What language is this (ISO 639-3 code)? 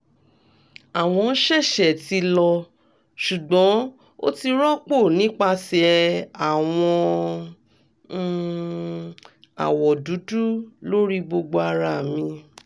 yor